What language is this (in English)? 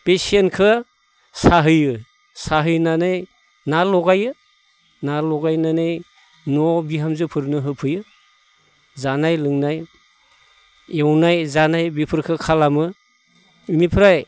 Bodo